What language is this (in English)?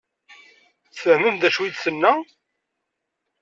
Kabyle